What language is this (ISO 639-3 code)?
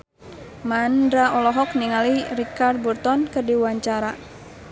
sun